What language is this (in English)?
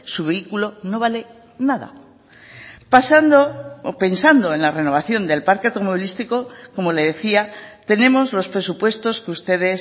Spanish